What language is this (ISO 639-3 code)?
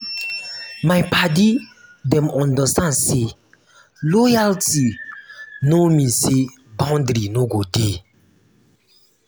pcm